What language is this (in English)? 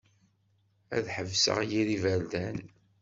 Kabyle